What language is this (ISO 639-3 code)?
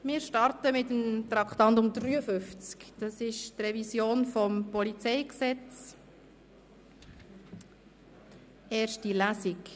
gsw